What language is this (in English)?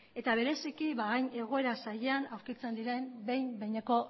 Basque